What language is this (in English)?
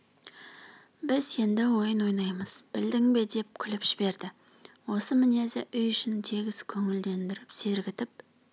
Kazakh